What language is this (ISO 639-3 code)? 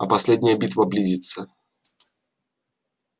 rus